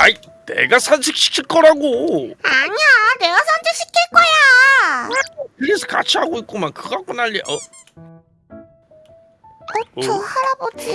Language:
Korean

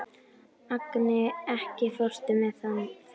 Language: Icelandic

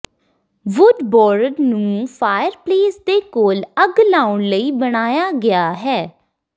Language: Punjabi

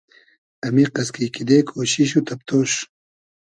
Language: Hazaragi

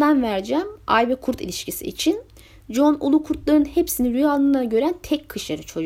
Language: Turkish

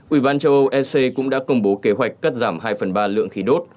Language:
Vietnamese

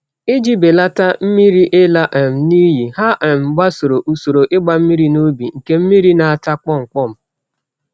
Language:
Igbo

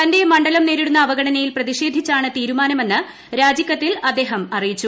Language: Malayalam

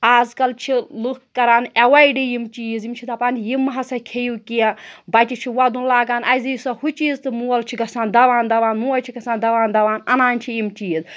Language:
Kashmiri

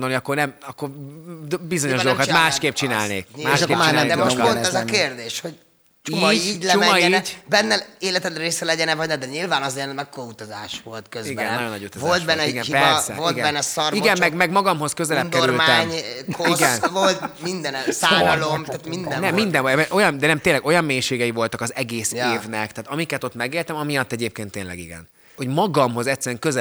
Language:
Hungarian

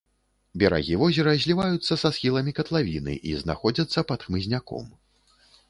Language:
Belarusian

